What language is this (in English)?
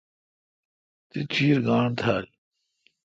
Kalkoti